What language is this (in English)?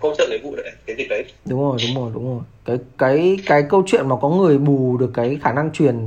Vietnamese